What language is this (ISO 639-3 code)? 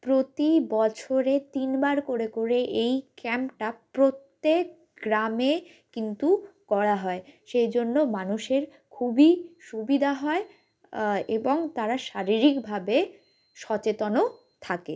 ben